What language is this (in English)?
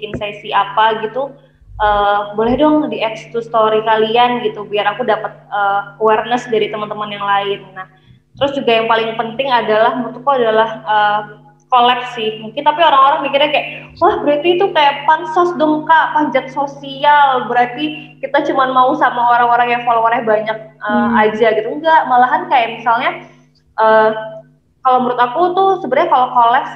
Indonesian